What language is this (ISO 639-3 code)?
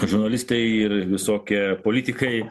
lit